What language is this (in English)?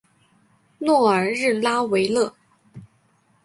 Chinese